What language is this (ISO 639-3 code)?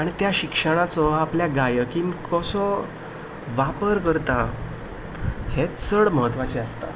kok